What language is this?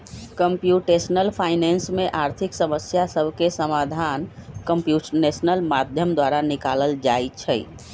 Magahi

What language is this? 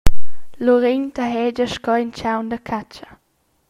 Romansh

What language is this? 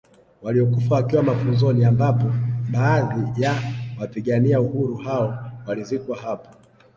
Swahili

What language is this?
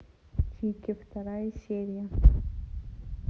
Russian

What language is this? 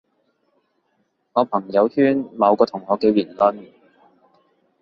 Cantonese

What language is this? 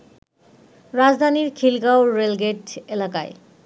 Bangla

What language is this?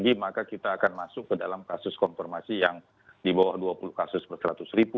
Indonesian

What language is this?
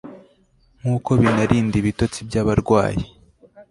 Kinyarwanda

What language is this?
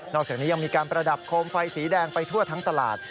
Thai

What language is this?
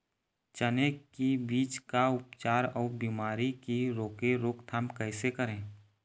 Chhattisgarhi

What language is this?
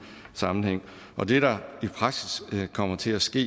Danish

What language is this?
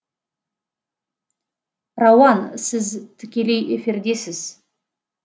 Kazakh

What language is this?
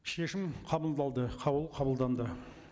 Kazakh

